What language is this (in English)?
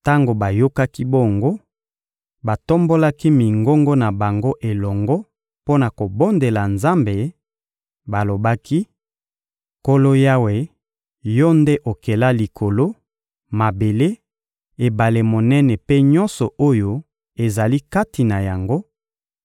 Lingala